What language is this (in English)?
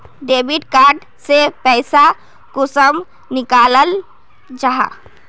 Magahi